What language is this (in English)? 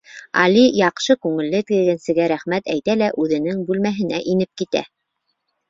Bashkir